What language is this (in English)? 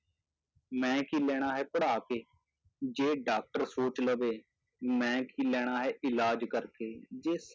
Punjabi